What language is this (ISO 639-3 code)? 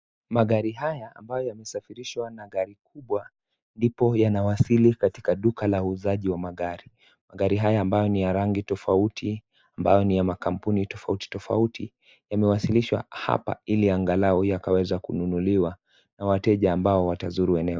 swa